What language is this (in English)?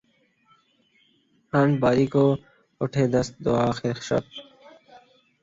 Urdu